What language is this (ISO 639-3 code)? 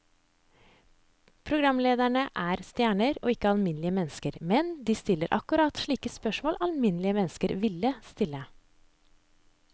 nor